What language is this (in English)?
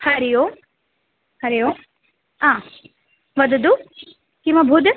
Sanskrit